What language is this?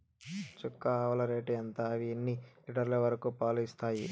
Telugu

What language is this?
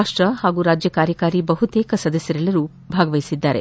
Kannada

